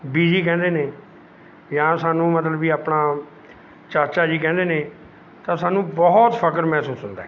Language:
Punjabi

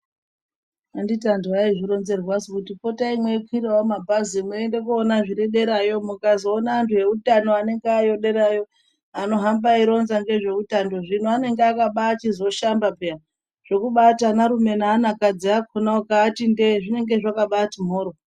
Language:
Ndau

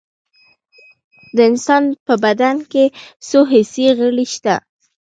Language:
Pashto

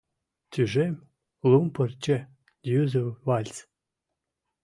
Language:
Mari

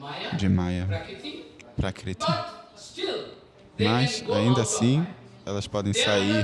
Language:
Portuguese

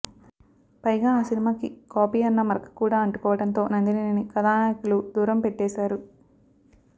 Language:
Telugu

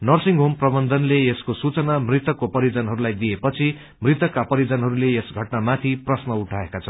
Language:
Nepali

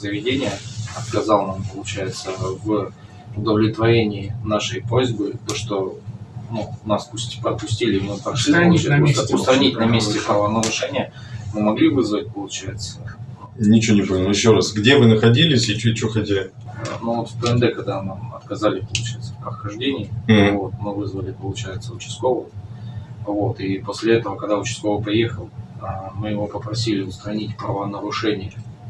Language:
Russian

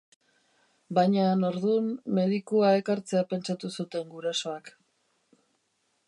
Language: Basque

